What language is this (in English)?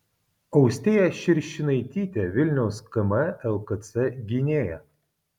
Lithuanian